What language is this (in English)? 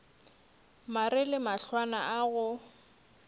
Northern Sotho